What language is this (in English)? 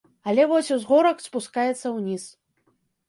Belarusian